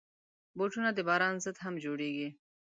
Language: Pashto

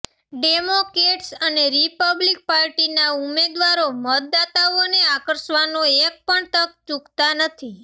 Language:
Gujarati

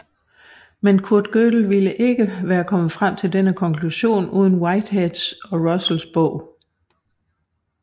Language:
Danish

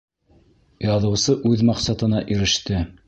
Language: Bashkir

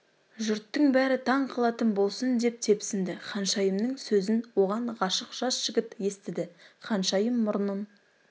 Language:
Kazakh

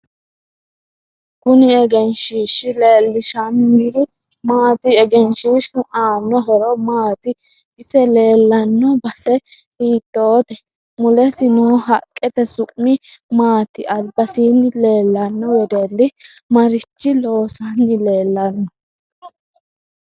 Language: Sidamo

